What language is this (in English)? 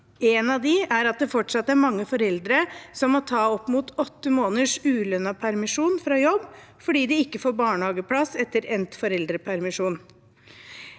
Norwegian